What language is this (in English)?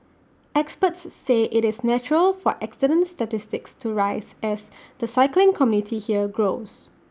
English